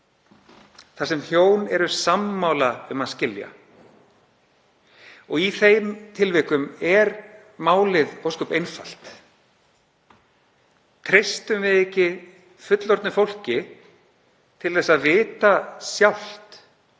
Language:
Icelandic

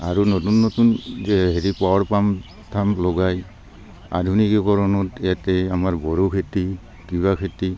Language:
Assamese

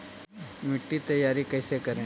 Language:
Magahi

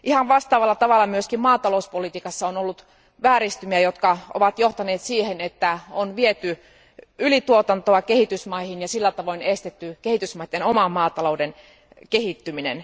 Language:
Finnish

